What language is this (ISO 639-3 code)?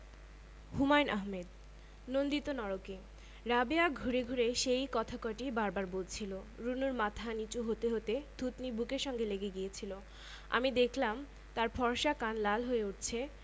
ben